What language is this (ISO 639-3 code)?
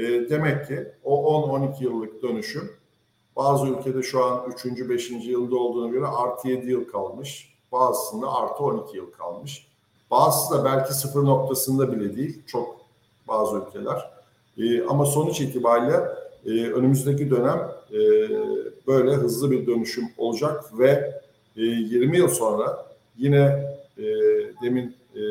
tur